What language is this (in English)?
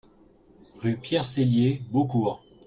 French